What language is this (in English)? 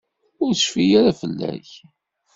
Kabyle